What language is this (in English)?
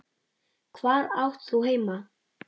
Icelandic